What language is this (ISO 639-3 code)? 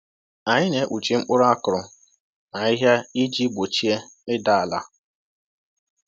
ibo